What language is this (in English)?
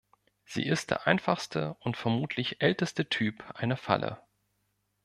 German